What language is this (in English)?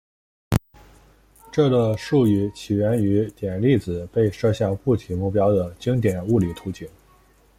Chinese